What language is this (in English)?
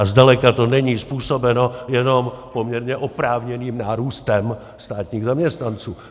Czech